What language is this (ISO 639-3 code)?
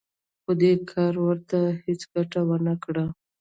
pus